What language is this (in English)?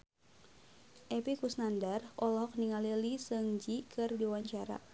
Sundanese